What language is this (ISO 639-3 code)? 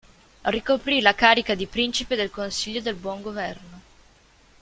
ita